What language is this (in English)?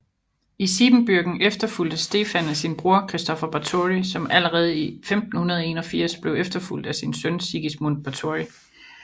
Danish